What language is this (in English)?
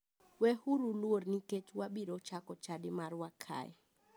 Luo (Kenya and Tanzania)